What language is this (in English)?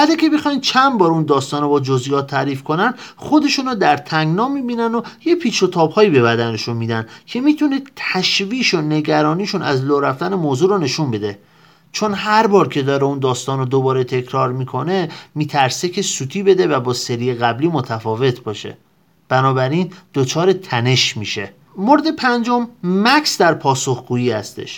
Persian